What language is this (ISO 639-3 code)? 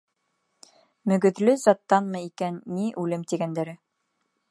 bak